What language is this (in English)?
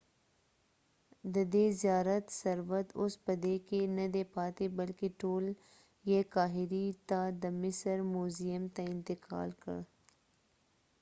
Pashto